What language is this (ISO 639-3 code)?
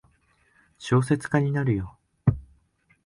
jpn